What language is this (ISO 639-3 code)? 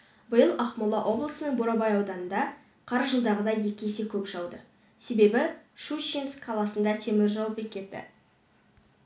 kaz